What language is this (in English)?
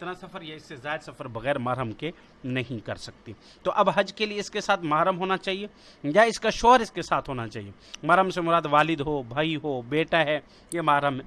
Urdu